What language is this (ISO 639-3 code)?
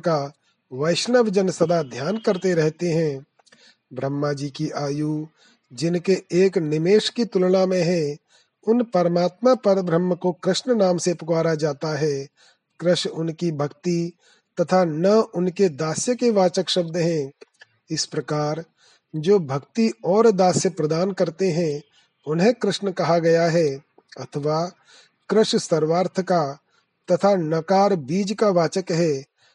hin